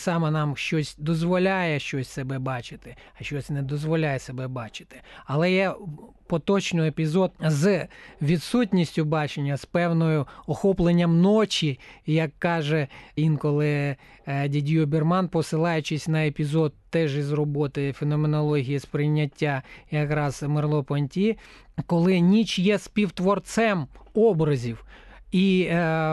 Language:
Ukrainian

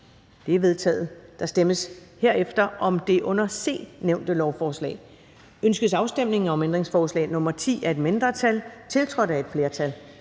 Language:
Danish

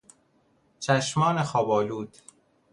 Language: Persian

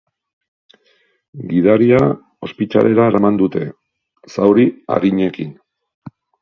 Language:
Basque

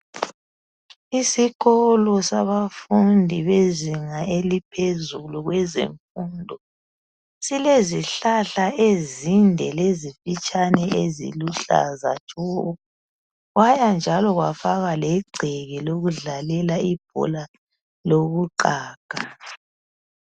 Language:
North Ndebele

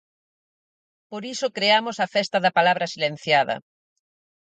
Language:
Galician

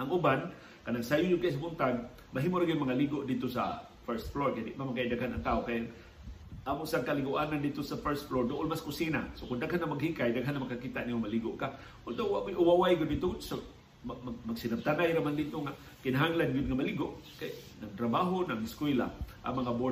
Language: Filipino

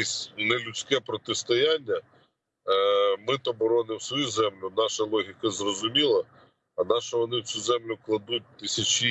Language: Ukrainian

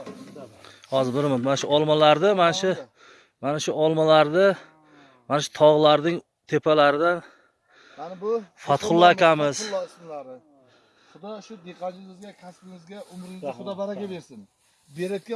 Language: Turkish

